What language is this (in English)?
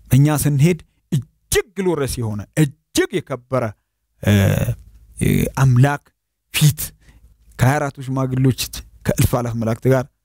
Arabic